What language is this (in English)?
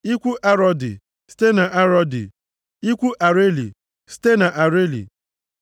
Igbo